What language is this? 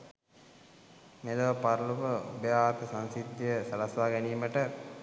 Sinhala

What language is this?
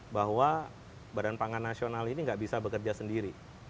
Indonesian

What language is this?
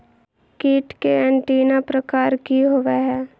Magahi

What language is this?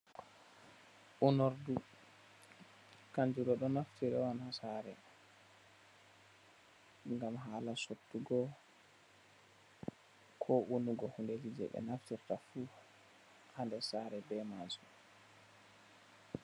Fula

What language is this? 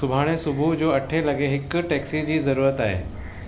Sindhi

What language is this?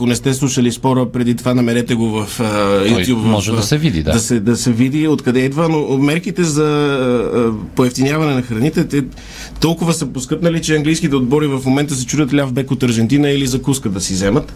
Bulgarian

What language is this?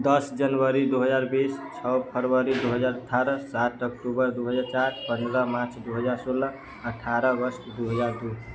Maithili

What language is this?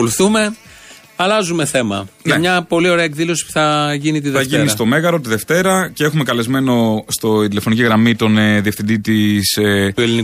Greek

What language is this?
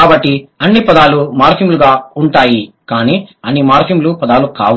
Telugu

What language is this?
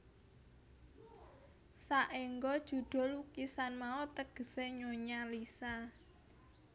Javanese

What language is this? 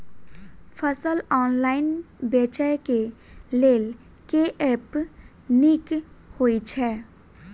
Maithili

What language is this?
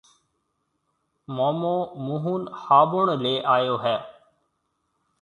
Marwari (Pakistan)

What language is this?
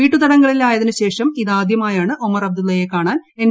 Malayalam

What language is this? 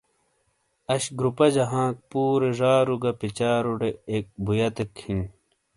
Shina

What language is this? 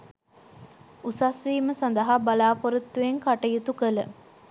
Sinhala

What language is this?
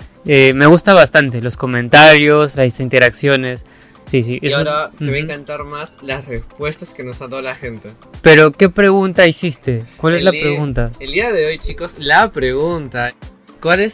Spanish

